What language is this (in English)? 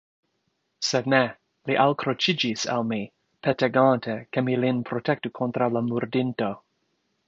Esperanto